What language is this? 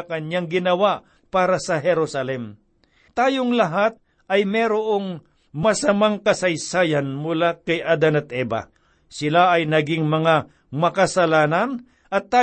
Filipino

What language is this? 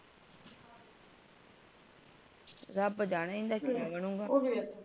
Punjabi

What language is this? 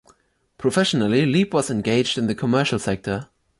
English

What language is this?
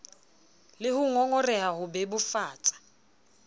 Southern Sotho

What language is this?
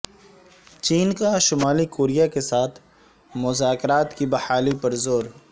Urdu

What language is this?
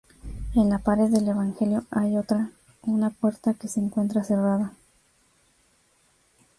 Spanish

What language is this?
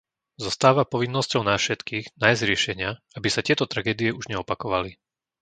Slovak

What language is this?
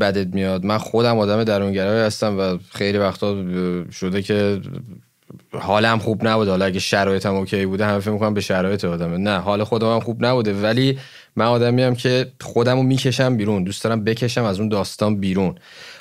Persian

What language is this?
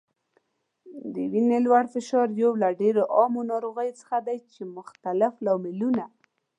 Pashto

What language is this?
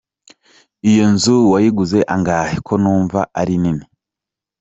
Kinyarwanda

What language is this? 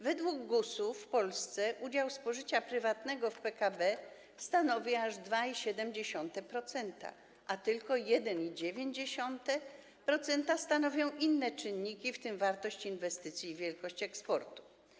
Polish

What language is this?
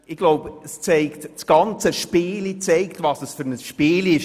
Swiss German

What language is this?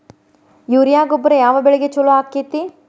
Kannada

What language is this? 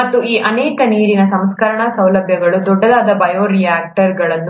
Kannada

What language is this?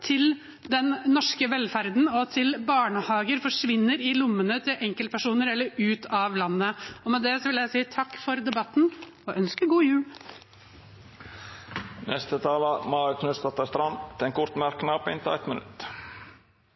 Norwegian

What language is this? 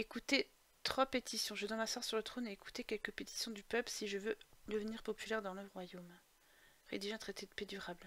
French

